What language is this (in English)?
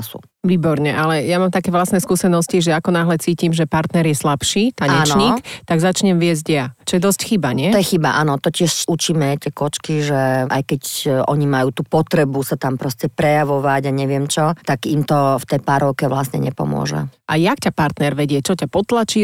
Slovak